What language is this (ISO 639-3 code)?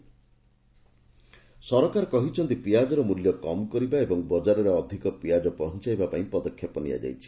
ori